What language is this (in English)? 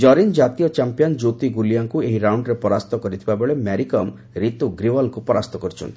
Odia